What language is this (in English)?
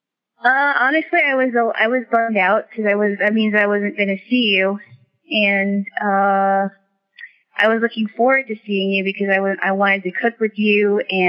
English